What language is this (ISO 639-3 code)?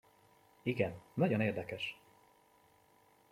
hun